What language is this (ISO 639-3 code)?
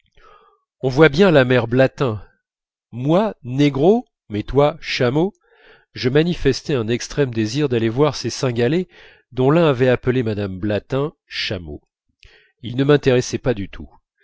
fra